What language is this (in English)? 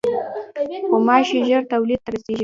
Pashto